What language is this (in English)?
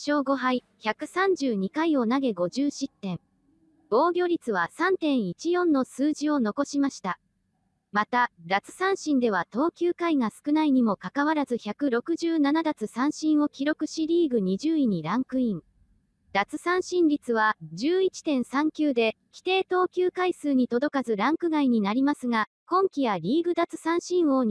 Japanese